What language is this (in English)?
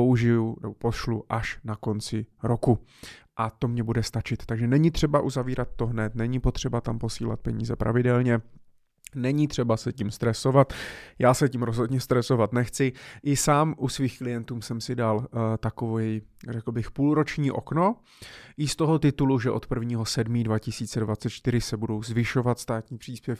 Czech